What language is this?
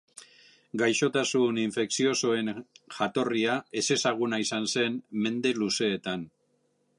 Basque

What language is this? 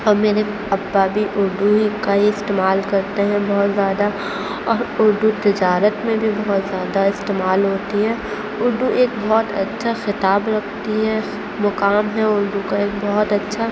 Urdu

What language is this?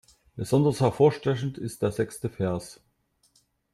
German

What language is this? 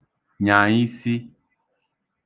Igbo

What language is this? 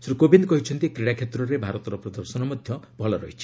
Odia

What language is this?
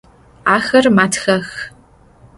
Adyghe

